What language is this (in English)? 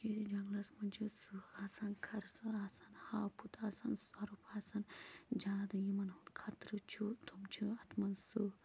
Kashmiri